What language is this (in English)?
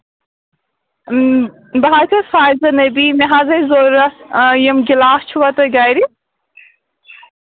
Kashmiri